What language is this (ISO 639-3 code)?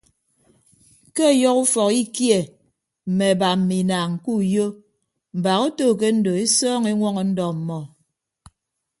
ibb